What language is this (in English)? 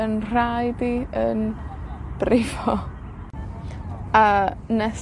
Welsh